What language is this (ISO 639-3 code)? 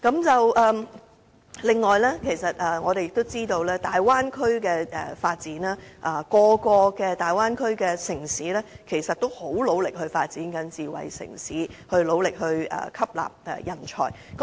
yue